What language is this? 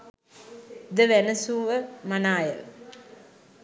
Sinhala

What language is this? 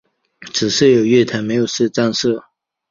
Chinese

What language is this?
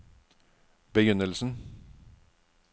Norwegian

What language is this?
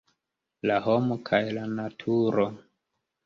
Esperanto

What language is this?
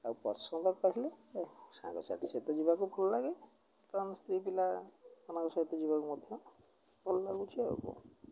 Odia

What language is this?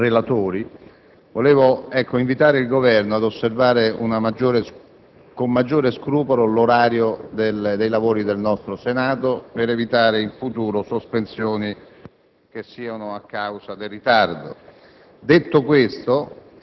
Italian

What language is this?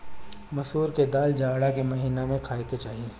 Bhojpuri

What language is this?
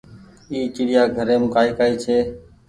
Goaria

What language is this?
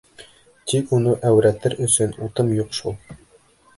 Bashkir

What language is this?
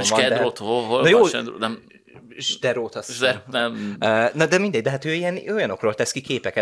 Hungarian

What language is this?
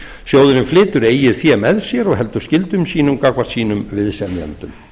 Icelandic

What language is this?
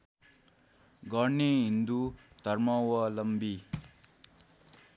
Nepali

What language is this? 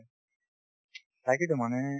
Assamese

